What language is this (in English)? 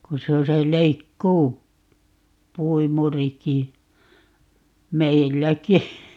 Finnish